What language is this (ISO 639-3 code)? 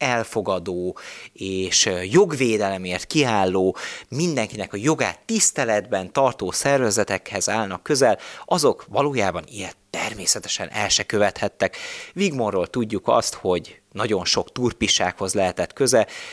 hun